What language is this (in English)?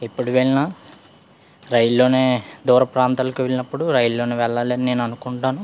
Telugu